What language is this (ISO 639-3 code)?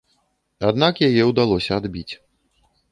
bel